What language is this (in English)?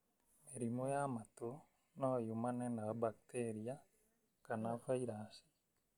Kikuyu